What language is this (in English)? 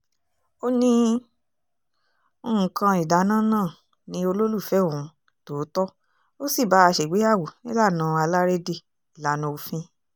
Yoruba